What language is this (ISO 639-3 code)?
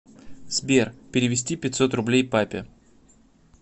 rus